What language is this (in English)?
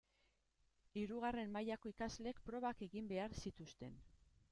Basque